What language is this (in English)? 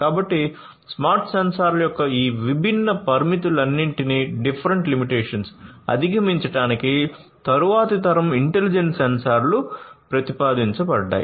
Telugu